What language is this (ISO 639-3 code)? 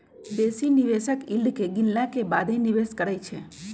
mag